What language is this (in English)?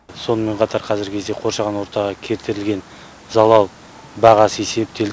Kazakh